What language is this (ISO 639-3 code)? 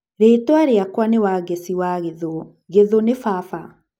kik